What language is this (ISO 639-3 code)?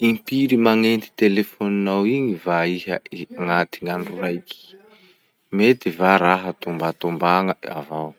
msh